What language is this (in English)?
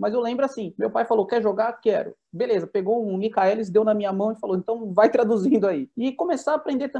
Portuguese